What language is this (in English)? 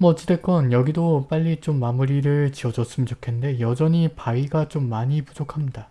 Korean